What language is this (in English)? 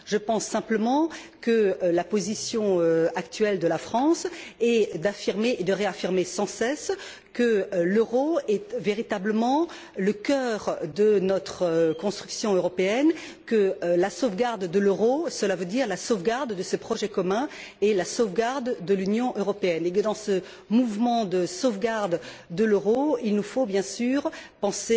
French